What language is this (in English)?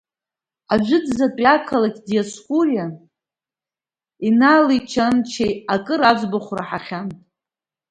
Abkhazian